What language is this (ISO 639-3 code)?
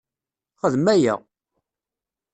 kab